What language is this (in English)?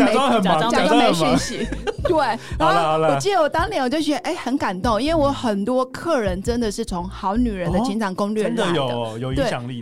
Chinese